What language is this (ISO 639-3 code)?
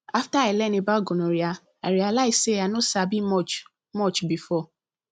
pcm